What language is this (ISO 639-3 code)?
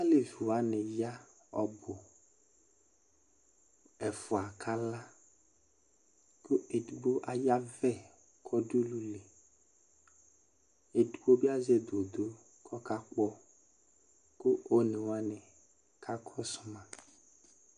kpo